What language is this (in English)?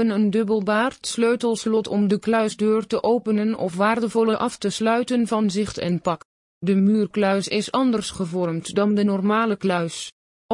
Dutch